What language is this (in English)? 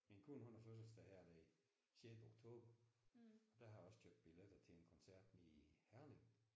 Danish